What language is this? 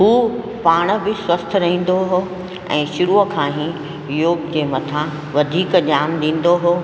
Sindhi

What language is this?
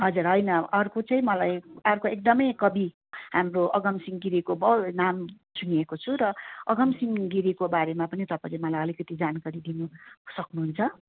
Nepali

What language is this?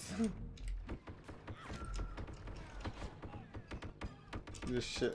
Polish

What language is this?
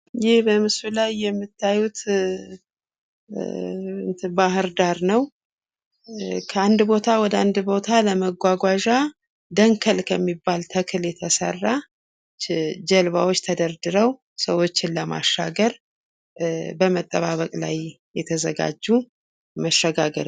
Amharic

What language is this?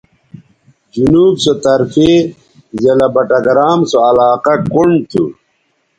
Bateri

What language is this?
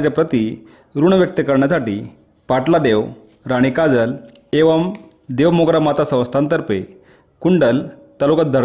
Marathi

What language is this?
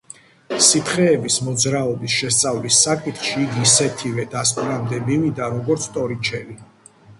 Georgian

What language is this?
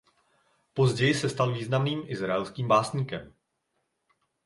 Czech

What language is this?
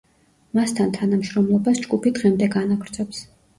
Georgian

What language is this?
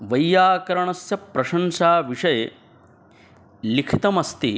Sanskrit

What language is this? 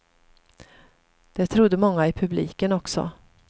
Swedish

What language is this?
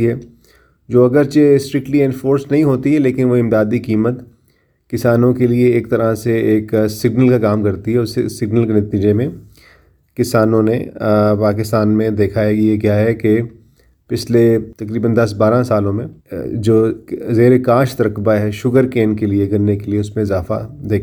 Urdu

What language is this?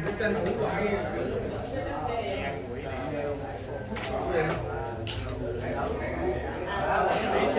Vietnamese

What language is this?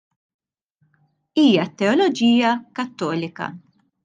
Maltese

